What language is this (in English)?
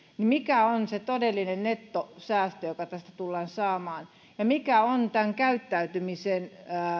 Finnish